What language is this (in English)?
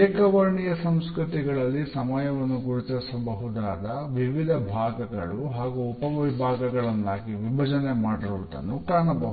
Kannada